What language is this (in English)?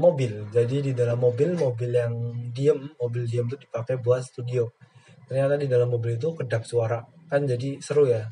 Indonesian